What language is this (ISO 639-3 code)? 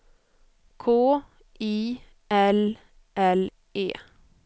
swe